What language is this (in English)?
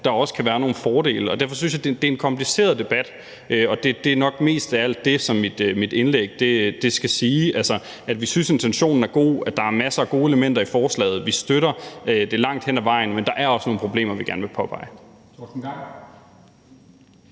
Danish